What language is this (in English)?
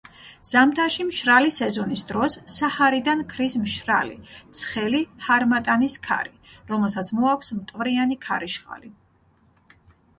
Georgian